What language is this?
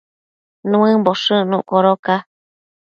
Matsés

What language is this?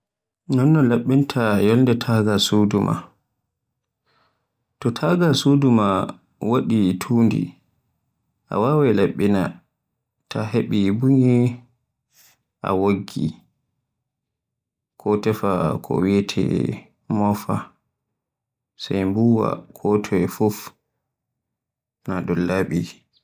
Borgu Fulfulde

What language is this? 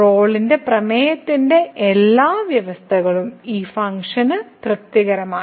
Malayalam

